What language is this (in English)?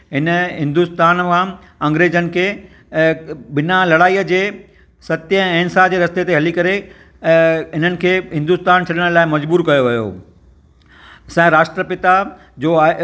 Sindhi